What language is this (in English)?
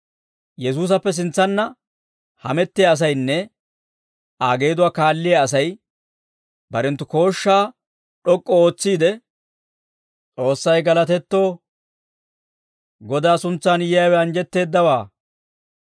Dawro